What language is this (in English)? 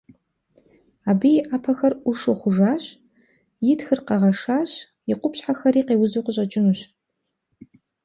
Kabardian